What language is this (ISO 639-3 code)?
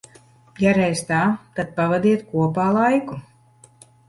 lav